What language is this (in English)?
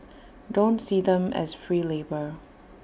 English